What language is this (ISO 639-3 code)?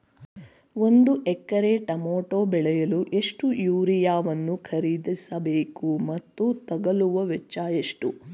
kan